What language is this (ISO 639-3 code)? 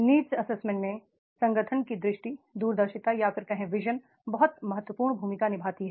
hin